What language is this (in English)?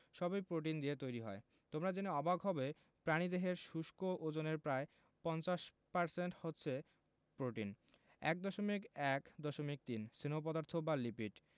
Bangla